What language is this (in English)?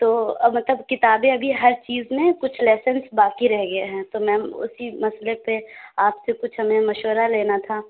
Urdu